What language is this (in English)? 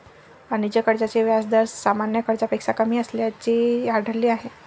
Marathi